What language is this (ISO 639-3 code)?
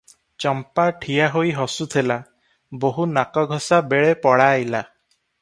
ori